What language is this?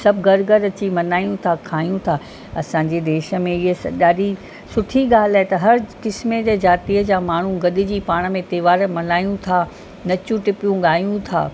Sindhi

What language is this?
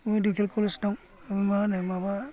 Bodo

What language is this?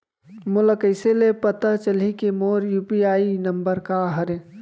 Chhattisgarhi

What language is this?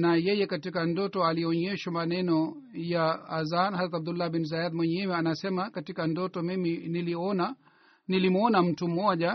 Swahili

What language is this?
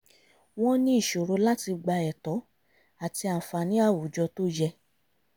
Yoruba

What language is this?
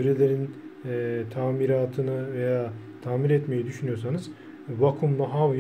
Turkish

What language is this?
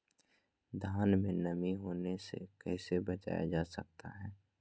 Magahi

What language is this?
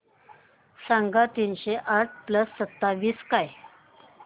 Marathi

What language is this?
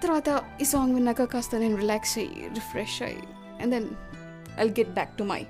Telugu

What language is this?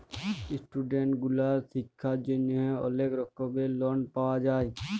Bangla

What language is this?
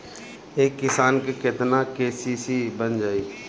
Bhojpuri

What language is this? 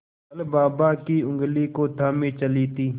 Hindi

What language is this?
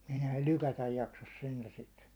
Finnish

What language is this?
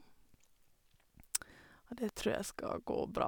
Norwegian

